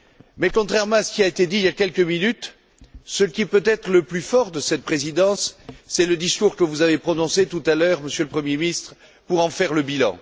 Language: French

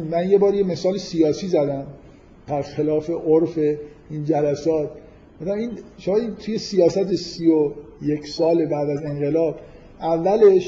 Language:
Persian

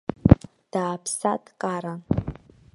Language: Abkhazian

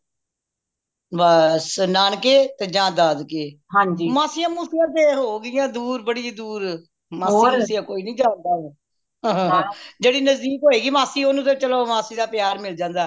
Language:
Punjabi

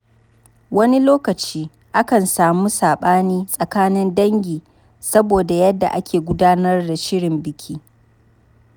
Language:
Hausa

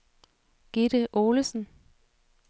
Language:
Danish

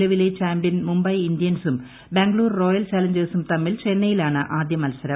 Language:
Malayalam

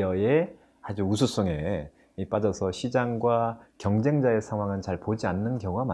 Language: Korean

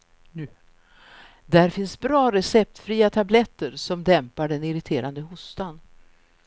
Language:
Swedish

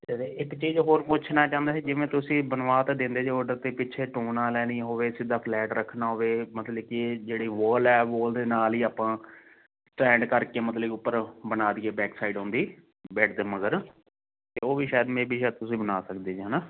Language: Punjabi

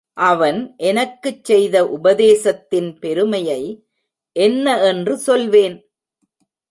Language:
Tamil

